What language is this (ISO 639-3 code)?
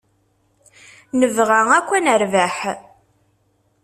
kab